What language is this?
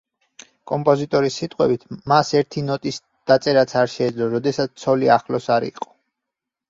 Georgian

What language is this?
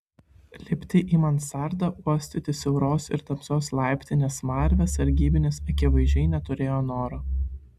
Lithuanian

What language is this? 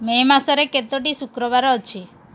Odia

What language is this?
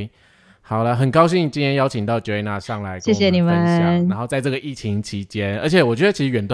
Chinese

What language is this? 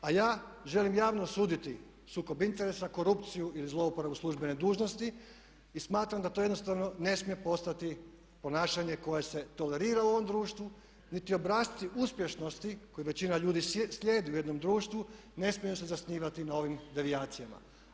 Croatian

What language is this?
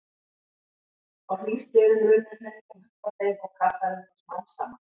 Icelandic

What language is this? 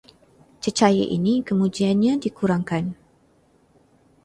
Malay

